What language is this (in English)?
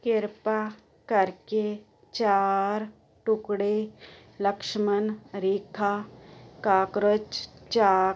Punjabi